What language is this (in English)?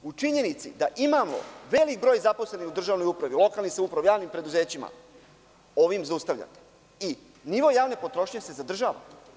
Serbian